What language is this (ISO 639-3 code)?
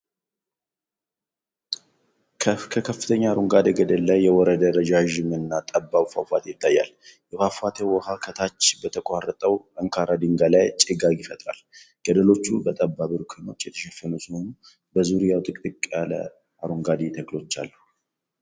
amh